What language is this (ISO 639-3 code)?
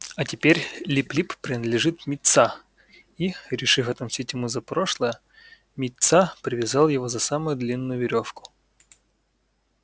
rus